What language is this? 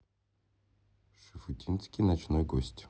Russian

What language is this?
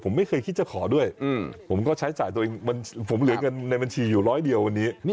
Thai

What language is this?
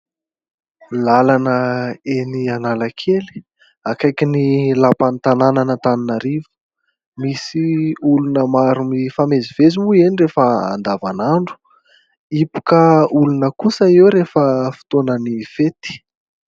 Malagasy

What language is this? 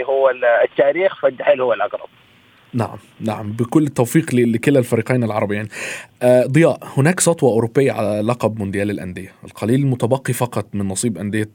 Arabic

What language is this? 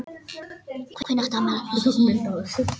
Icelandic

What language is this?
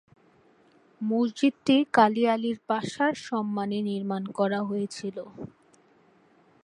Bangla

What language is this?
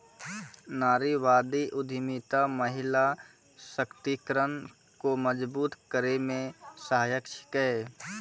Maithili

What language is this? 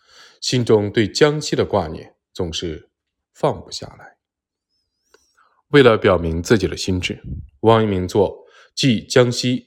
Chinese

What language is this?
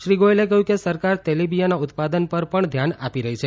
Gujarati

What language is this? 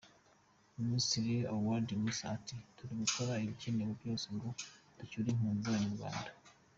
Kinyarwanda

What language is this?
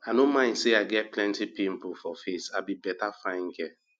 Nigerian Pidgin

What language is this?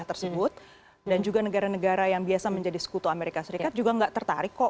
Indonesian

